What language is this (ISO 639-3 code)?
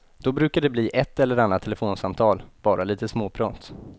swe